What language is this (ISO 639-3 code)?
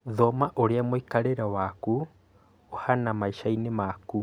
kik